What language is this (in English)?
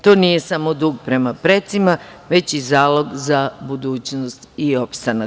Serbian